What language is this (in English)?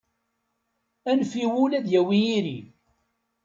Kabyle